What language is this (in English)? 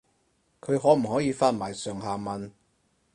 Cantonese